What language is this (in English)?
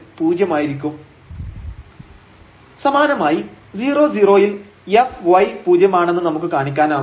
Malayalam